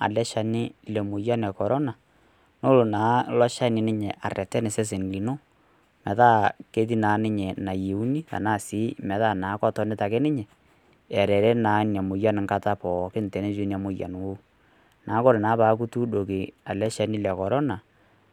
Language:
Masai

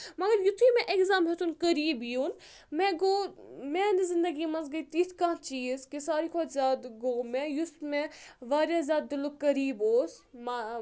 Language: Kashmiri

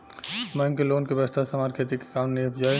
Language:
Bhojpuri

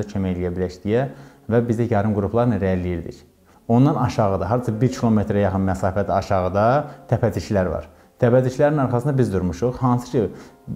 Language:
Turkish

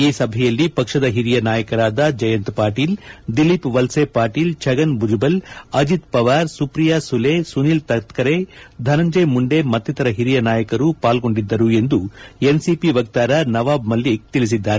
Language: Kannada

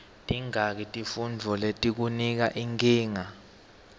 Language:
Swati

